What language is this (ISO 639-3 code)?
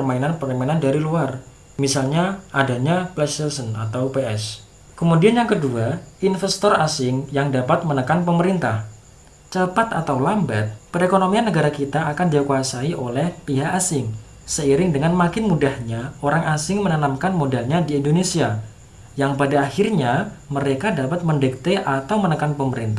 ind